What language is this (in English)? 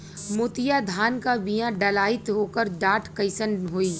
Bhojpuri